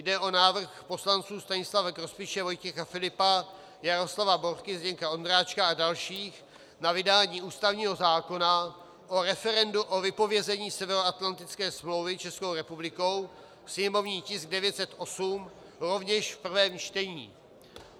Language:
Czech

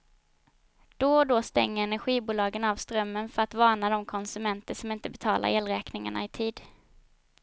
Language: Swedish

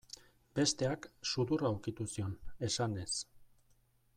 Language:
Basque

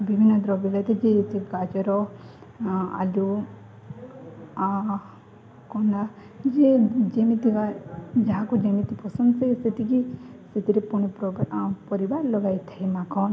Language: Odia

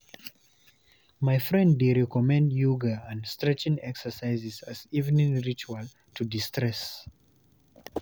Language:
Nigerian Pidgin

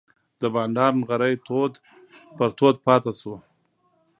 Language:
Pashto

